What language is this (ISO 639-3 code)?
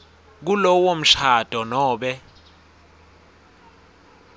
ssw